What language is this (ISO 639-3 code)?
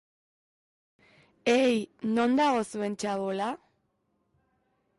eus